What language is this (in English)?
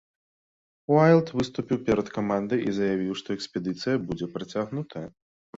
Belarusian